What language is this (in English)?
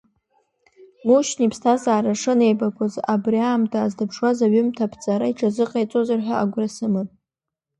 Abkhazian